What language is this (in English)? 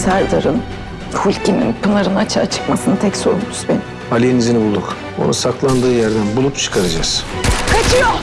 Turkish